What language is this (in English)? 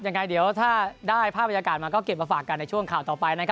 Thai